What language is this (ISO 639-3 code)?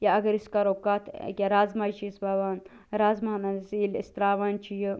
kas